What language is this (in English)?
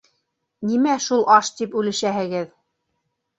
Bashkir